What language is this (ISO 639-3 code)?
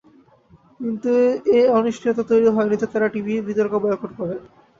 ben